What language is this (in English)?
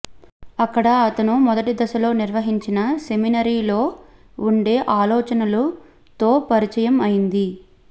Telugu